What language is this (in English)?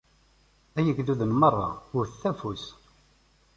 Kabyle